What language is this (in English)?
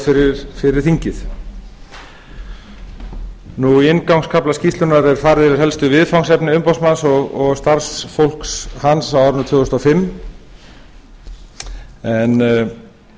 Icelandic